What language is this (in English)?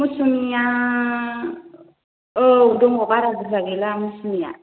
Bodo